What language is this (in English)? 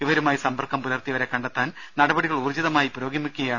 Malayalam